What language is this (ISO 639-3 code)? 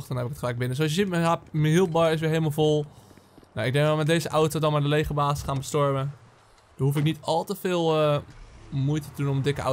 nld